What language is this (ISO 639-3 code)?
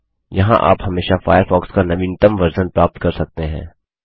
hin